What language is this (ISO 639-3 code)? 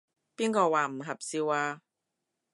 yue